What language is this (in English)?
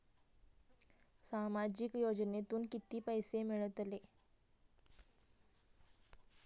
Marathi